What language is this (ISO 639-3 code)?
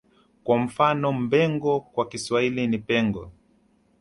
swa